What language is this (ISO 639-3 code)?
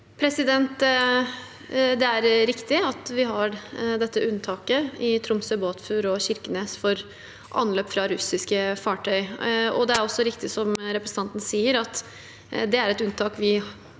nor